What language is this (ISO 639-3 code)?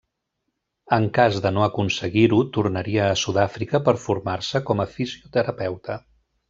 cat